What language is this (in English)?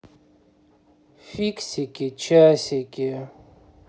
Russian